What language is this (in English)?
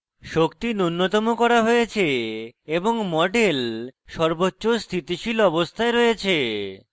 Bangla